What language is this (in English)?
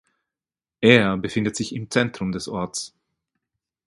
German